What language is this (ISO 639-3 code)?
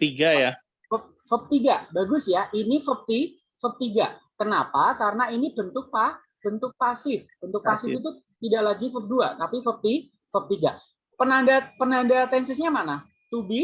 ind